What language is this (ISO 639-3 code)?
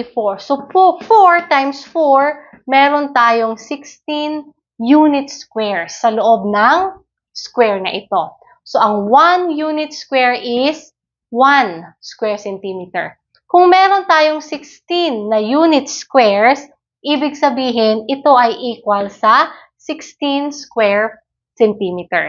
fil